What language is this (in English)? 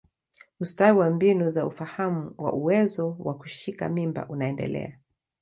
Swahili